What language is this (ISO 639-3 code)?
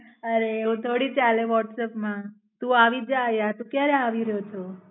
guj